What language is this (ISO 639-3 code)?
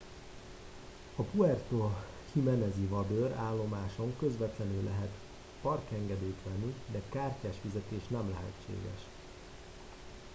hun